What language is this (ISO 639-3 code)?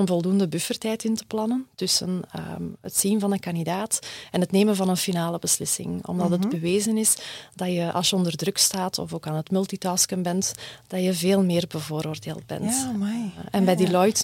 nld